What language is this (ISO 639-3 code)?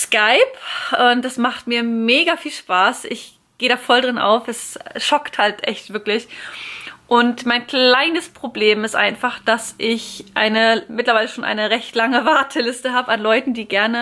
deu